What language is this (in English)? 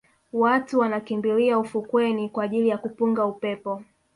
Swahili